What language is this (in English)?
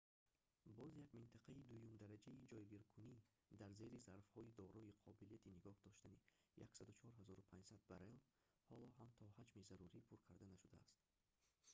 Tajik